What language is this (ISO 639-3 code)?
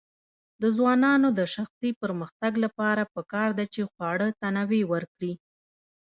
pus